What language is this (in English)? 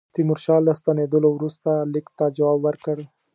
Pashto